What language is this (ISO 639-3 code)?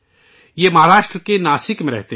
urd